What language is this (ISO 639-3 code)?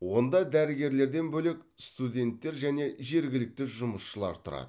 kaz